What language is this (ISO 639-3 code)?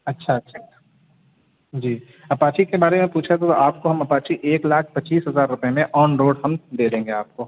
urd